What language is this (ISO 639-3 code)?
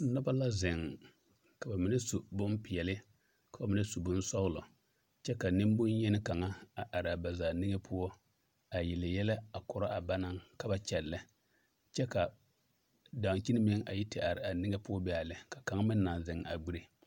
dga